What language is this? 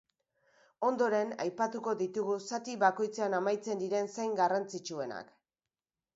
Basque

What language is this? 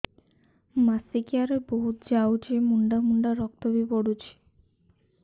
Odia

